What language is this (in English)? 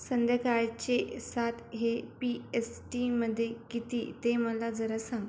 Marathi